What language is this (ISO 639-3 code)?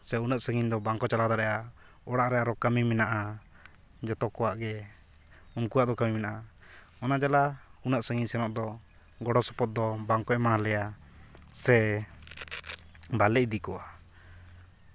sat